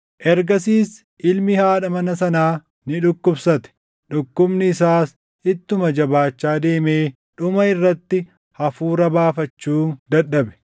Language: Oromo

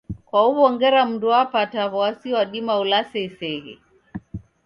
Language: Taita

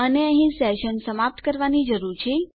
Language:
Gujarati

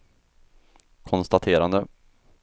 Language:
Swedish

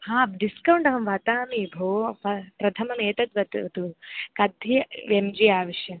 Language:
Sanskrit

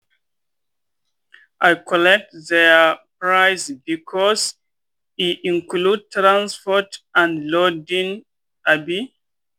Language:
Nigerian Pidgin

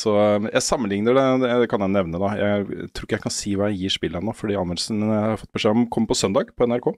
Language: Norwegian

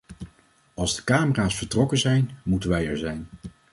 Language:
Dutch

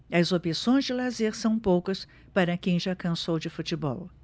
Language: Portuguese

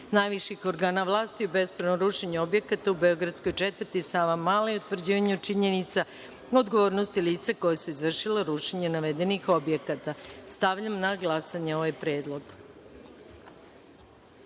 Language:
Serbian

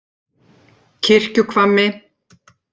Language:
Icelandic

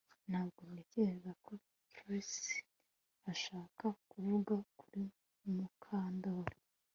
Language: Kinyarwanda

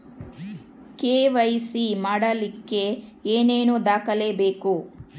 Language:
Kannada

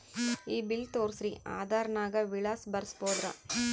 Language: Kannada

